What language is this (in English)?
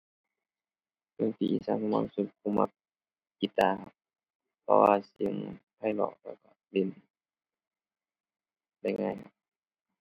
Thai